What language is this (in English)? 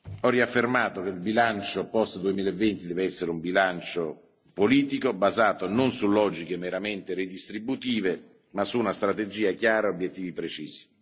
Italian